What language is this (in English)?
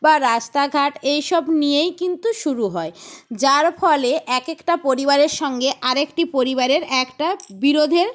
Bangla